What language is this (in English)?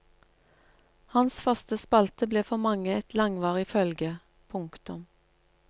Norwegian